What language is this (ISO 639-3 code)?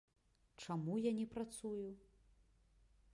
bel